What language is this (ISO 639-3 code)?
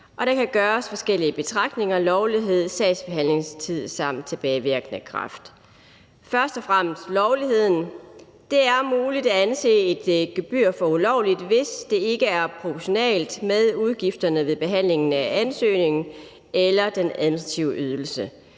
dan